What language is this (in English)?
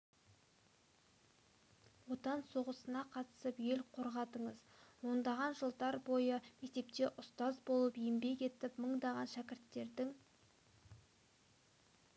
Kazakh